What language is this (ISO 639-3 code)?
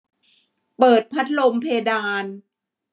tha